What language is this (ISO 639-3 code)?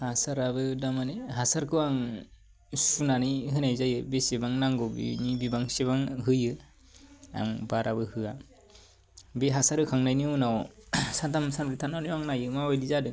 brx